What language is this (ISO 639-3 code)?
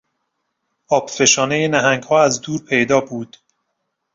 fas